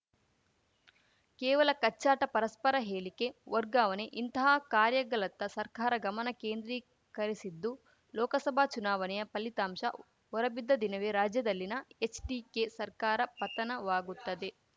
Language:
Kannada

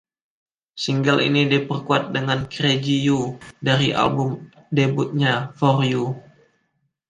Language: Indonesian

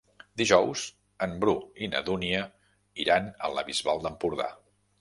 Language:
Catalan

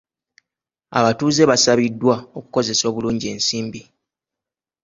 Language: Ganda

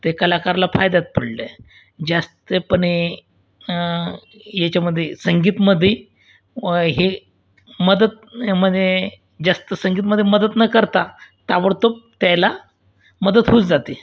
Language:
Marathi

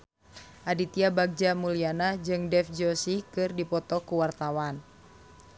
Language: Sundanese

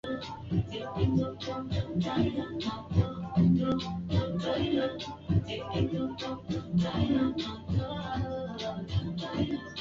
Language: Swahili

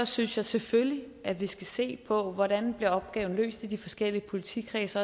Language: Danish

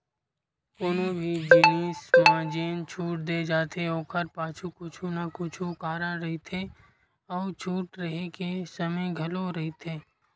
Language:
Chhattisgarhi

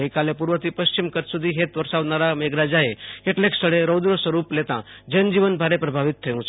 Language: Gujarati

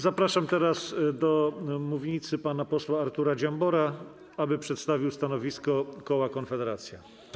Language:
Polish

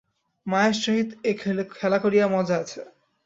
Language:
Bangla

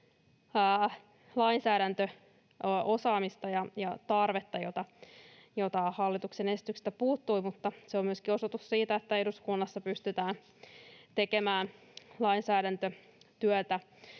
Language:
Finnish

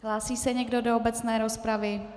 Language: Czech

